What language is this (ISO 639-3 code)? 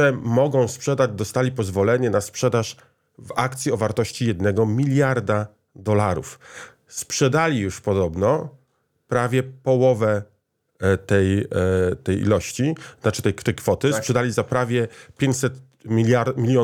pol